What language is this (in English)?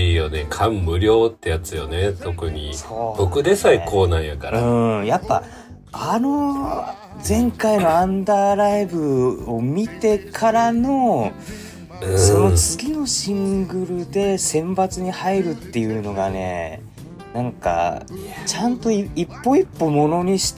Japanese